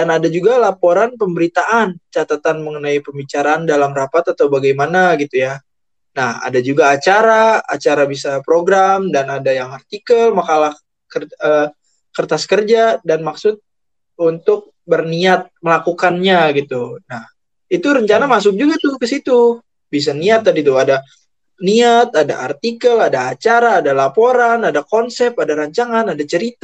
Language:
Indonesian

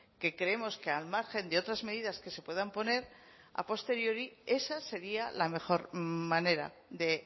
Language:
Spanish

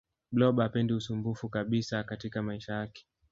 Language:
Swahili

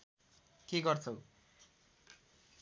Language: Nepali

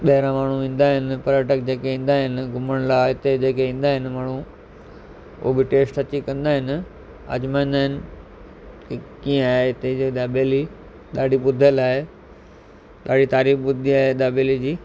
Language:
Sindhi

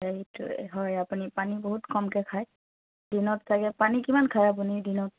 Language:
Assamese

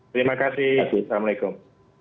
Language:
Indonesian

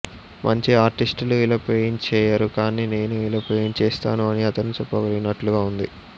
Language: Telugu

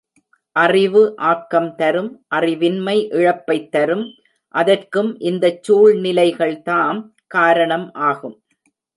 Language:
Tamil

